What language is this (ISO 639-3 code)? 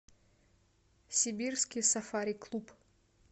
rus